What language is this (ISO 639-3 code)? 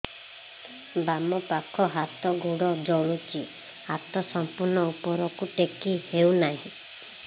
ori